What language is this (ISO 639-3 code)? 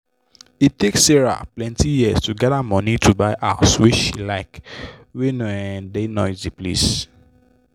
pcm